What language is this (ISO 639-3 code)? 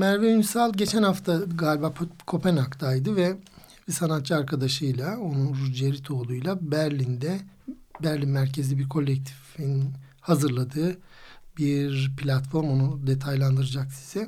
tur